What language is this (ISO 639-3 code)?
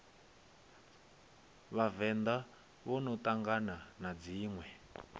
ven